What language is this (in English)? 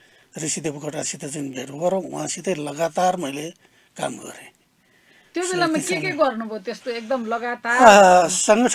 Arabic